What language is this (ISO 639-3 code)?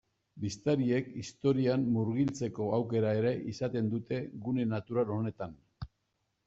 eus